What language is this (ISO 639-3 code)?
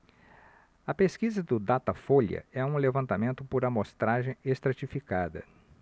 por